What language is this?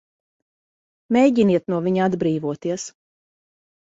Latvian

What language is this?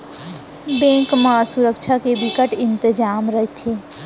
Chhattisgarhi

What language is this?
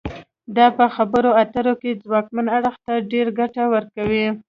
Pashto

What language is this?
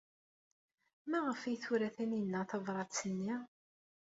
Kabyle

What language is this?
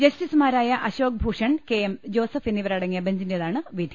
Malayalam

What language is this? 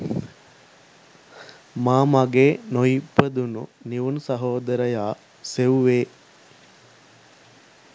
Sinhala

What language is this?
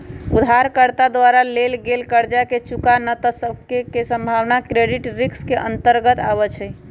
Magahi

